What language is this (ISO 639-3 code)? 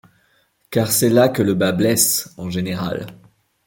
fra